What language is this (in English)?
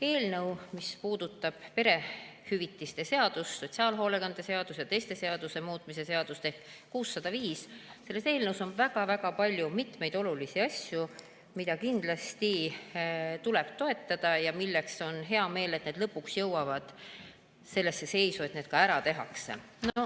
Estonian